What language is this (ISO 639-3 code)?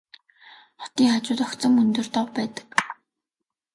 mon